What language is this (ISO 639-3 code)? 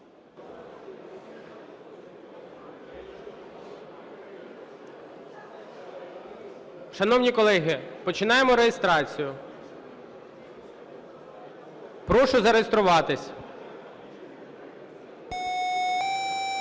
ukr